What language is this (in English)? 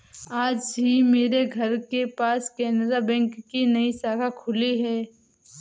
Hindi